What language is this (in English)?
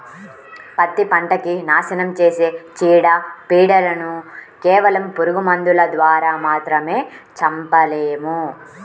Telugu